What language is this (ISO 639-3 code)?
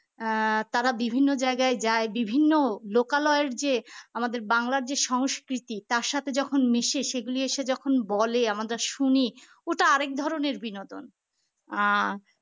ben